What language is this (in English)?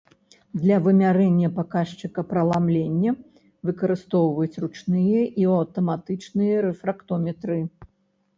Belarusian